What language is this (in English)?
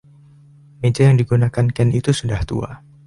Indonesian